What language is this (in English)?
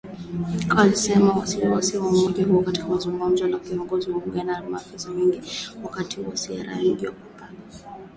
Swahili